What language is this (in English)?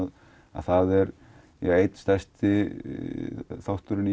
Icelandic